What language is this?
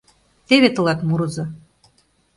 Mari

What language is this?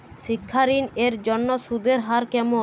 Bangla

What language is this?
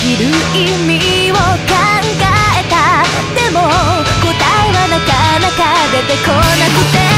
Japanese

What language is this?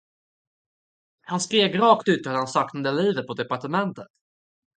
Swedish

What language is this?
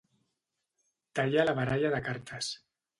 Catalan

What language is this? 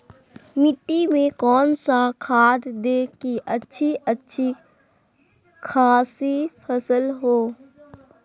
Magahi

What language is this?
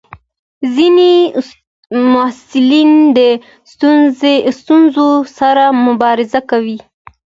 Pashto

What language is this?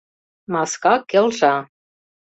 Mari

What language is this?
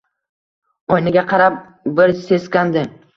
Uzbek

